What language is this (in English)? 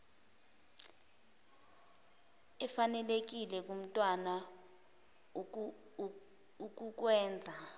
Zulu